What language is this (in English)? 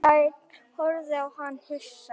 Icelandic